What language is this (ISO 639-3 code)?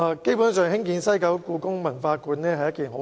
yue